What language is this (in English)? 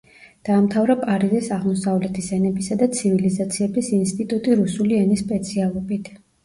Georgian